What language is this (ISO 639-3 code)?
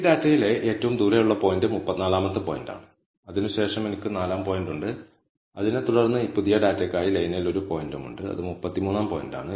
mal